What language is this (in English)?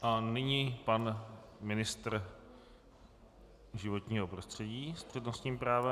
Czech